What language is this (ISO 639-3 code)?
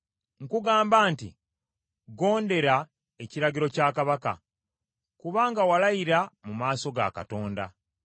lug